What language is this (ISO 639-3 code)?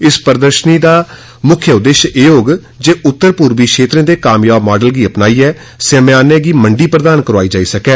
doi